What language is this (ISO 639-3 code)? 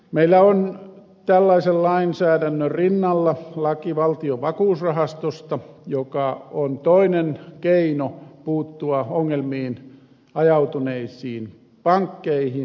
fin